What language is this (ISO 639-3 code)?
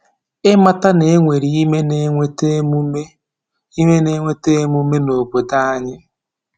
ibo